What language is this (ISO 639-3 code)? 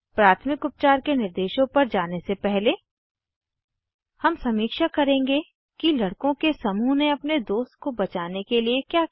hin